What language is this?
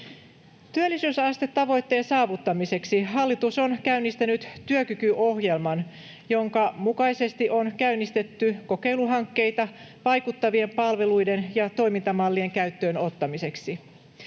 Finnish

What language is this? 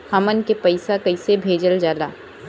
Bhojpuri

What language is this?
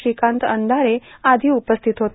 Marathi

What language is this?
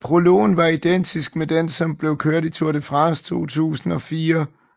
Danish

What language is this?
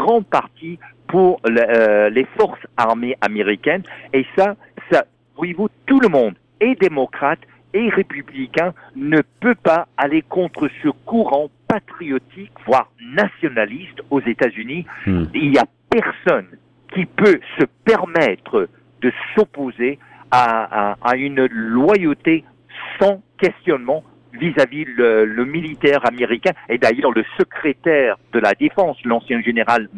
French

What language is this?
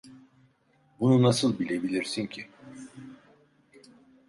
Turkish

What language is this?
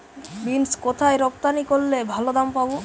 Bangla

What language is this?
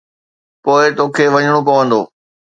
Sindhi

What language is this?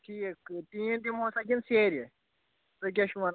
Kashmiri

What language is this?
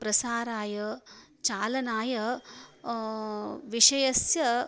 Sanskrit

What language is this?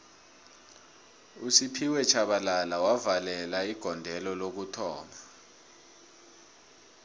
South Ndebele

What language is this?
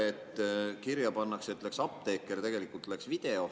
Estonian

